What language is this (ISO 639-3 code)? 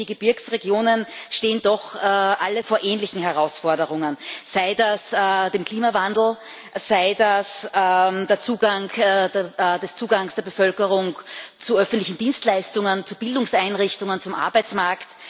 deu